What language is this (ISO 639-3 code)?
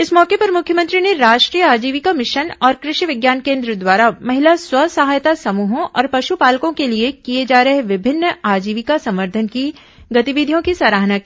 hin